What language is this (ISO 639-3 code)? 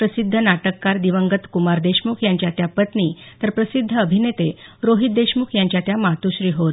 mar